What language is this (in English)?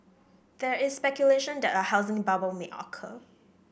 English